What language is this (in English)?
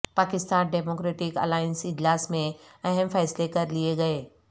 Urdu